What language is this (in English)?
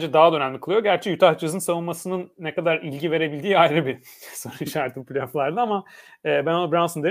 Turkish